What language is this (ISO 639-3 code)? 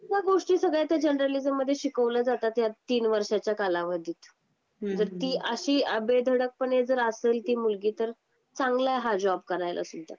mar